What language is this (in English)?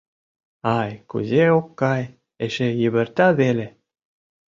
Mari